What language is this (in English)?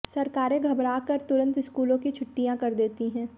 Hindi